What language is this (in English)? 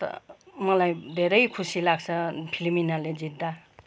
Nepali